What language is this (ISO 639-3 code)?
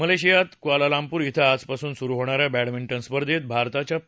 mar